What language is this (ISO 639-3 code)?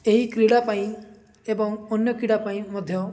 ori